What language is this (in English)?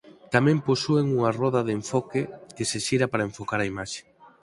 Galician